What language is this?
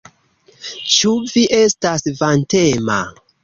Esperanto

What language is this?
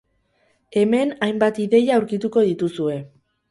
Basque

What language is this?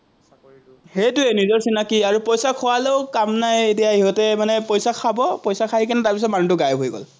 Assamese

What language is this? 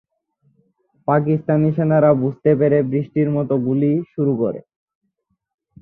Bangla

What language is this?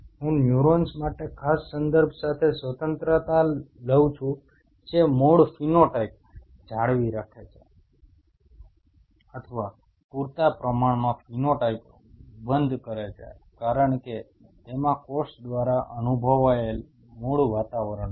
Gujarati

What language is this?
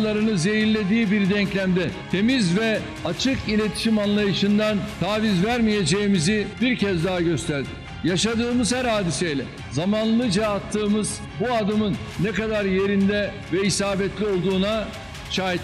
Turkish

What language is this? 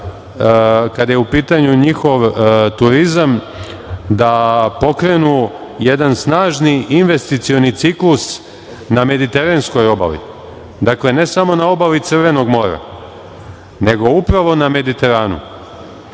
Serbian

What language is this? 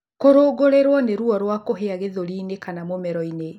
Kikuyu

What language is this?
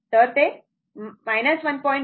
Marathi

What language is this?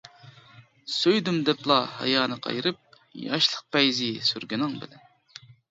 Uyghur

